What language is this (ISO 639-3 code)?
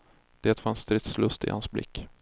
swe